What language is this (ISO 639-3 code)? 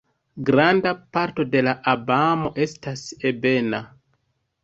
epo